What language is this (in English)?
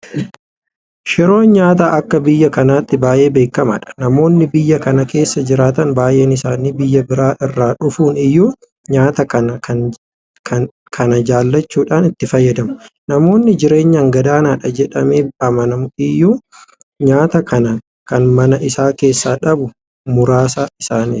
Oromo